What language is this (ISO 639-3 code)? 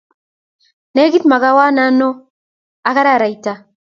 kln